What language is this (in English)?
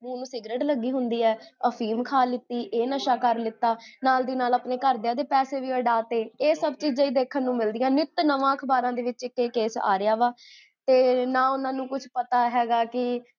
Punjabi